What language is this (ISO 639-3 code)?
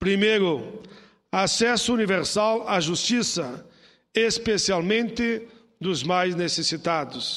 por